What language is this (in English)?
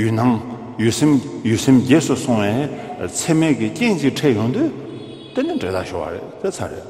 Korean